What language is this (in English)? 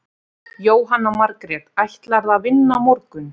Icelandic